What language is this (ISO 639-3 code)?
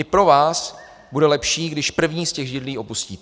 ces